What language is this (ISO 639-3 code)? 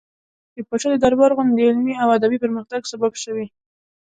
pus